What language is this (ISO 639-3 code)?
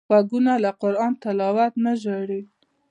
pus